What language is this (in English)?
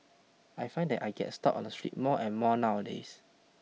English